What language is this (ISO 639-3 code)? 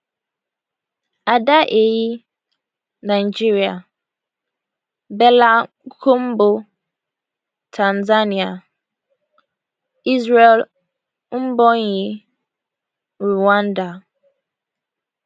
pcm